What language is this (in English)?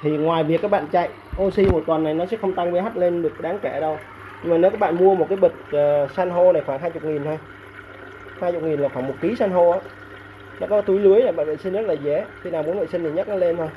Vietnamese